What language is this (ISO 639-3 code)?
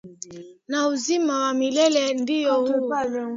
swa